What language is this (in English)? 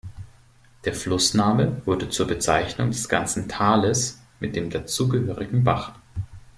German